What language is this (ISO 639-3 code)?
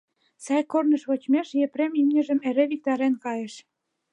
chm